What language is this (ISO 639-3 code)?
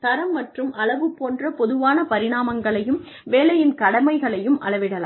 tam